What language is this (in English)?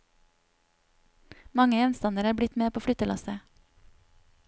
Norwegian